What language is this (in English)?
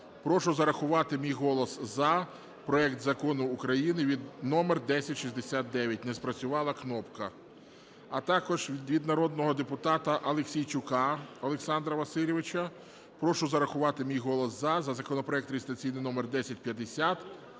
Ukrainian